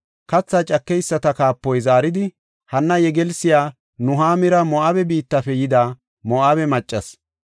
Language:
Gofa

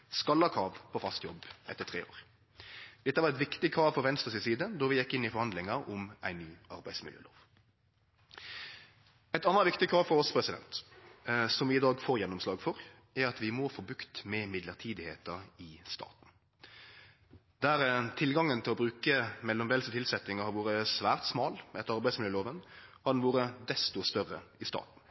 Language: Norwegian Nynorsk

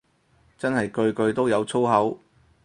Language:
Cantonese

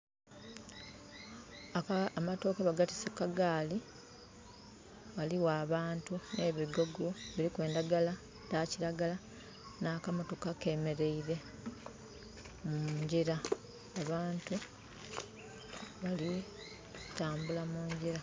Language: Soga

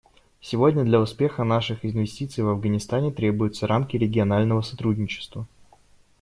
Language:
Russian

